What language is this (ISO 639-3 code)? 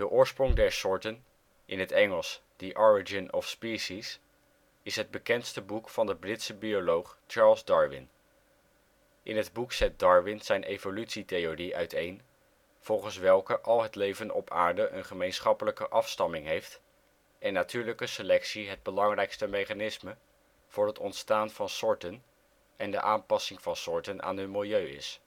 nld